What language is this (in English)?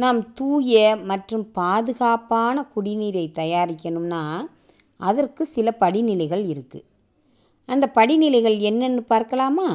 Tamil